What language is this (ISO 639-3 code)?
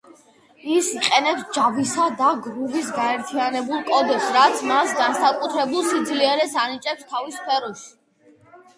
kat